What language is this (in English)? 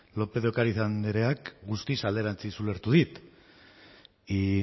Basque